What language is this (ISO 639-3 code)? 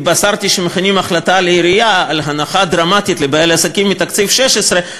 heb